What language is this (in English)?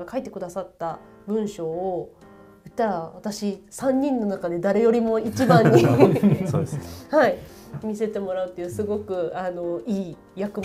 Japanese